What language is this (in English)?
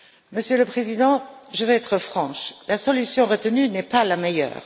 French